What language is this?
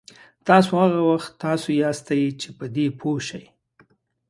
Pashto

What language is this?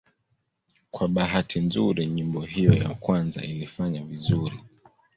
Swahili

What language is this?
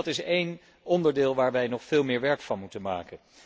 Dutch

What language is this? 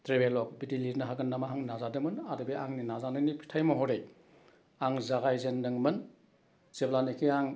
Bodo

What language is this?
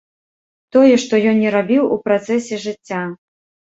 Belarusian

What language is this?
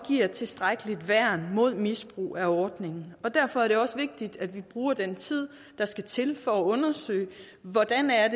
Danish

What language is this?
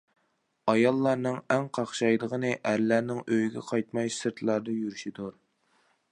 Uyghur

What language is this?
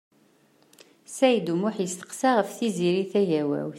Kabyle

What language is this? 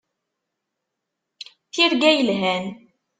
Kabyle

